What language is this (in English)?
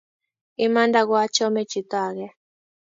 Kalenjin